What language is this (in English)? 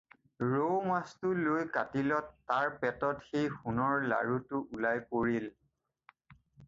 Assamese